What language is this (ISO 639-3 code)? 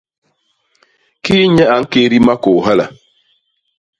bas